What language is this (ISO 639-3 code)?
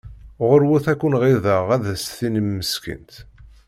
kab